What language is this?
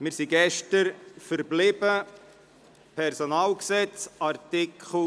Swiss German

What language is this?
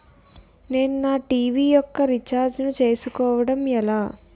Telugu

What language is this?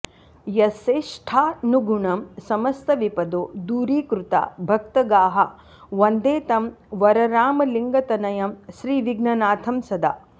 Sanskrit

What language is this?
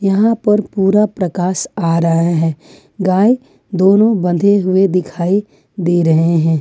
Hindi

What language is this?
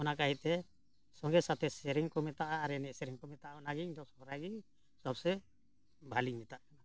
Santali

